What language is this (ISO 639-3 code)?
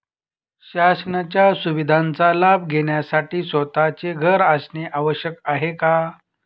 mar